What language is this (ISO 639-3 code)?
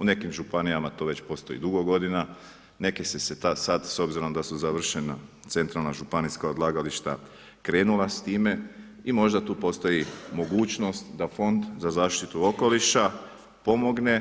hrv